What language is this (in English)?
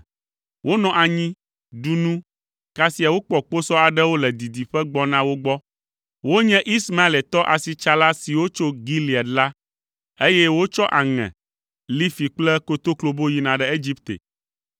Ewe